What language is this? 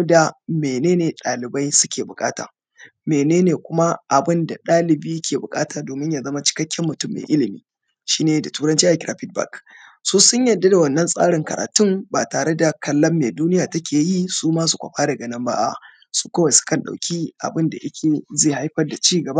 Hausa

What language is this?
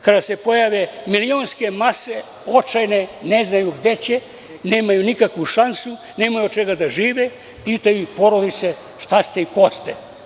Serbian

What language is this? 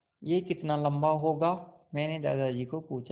Hindi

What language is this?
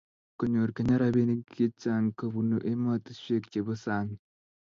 Kalenjin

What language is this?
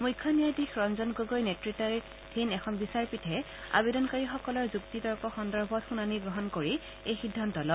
Assamese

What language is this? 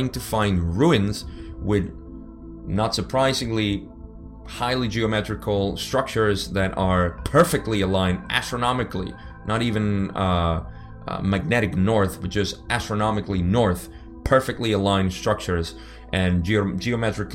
English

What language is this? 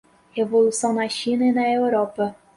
Portuguese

